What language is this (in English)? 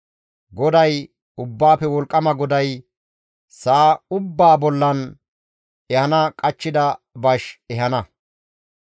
Gamo